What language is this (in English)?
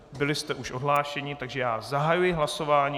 Czech